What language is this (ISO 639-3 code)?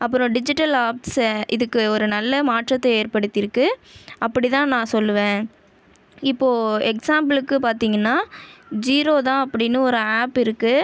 tam